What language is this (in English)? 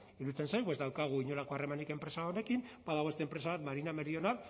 Basque